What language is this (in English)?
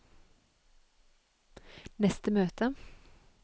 Norwegian